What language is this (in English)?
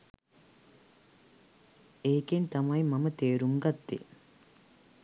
Sinhala